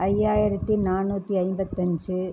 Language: Tamil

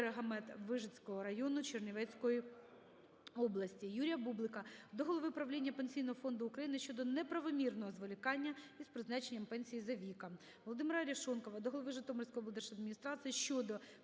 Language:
Ukrainian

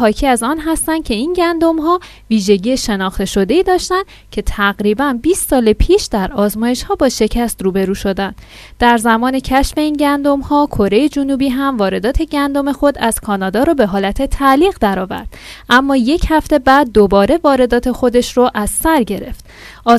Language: Persian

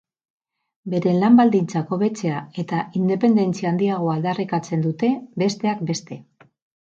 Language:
Basque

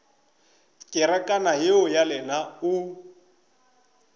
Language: Northern Sotho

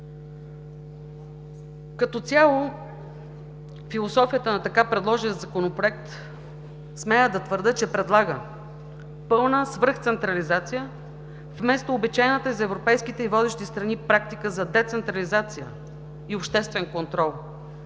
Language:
Bulgarian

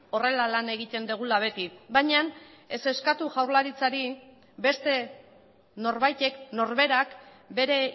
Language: Basque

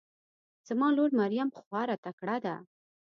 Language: Pashto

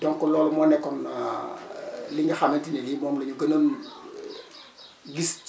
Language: Wolof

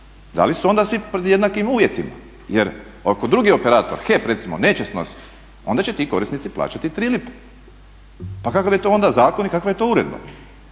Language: Croatian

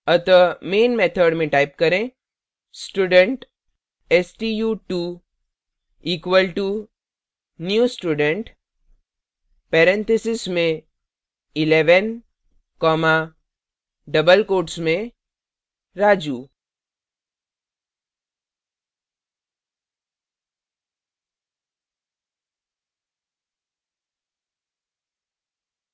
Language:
Hindi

